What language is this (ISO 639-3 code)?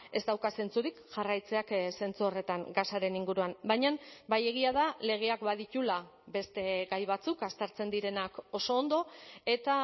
eus